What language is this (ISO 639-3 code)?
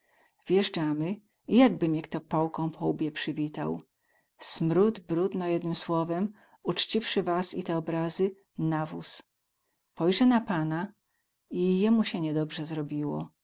pol